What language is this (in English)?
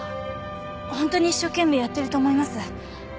Japanese